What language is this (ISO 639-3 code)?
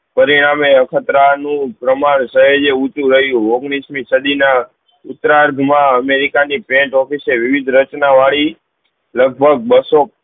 guj